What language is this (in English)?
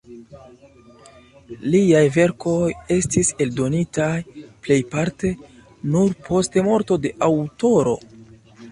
Esperanto